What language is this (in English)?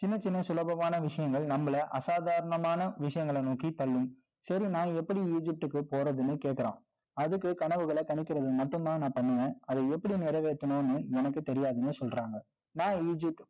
Tamil